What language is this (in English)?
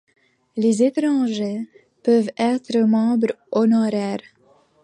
French